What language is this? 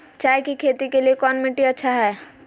Magahi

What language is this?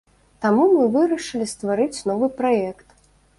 Belarusian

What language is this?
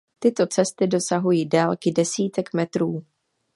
Czech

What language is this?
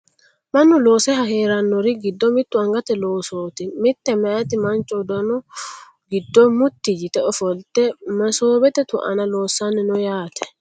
Sidamo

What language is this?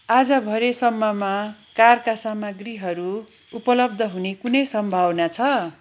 Nepali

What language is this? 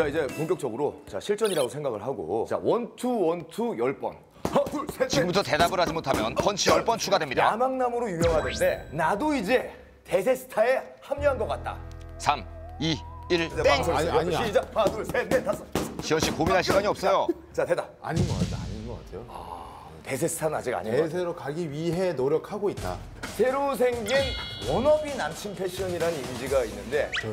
Korean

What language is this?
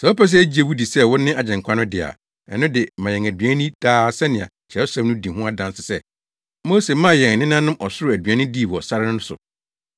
Akan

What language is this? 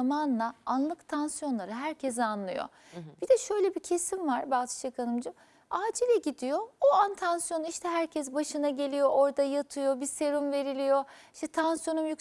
Turkish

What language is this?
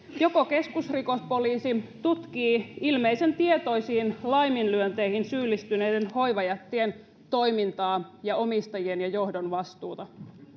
Finnish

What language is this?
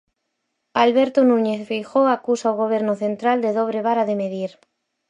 Galician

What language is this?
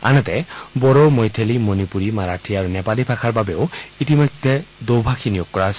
Assamese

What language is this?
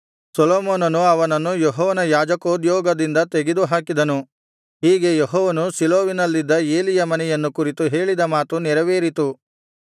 Kannada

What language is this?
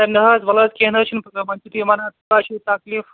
Kashmiri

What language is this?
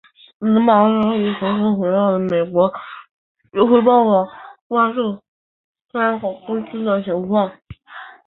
Chinese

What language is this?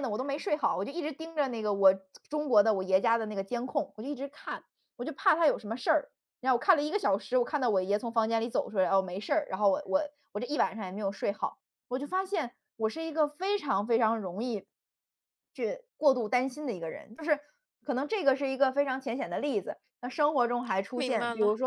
Chinese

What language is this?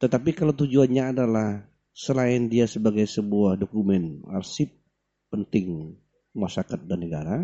Indonesian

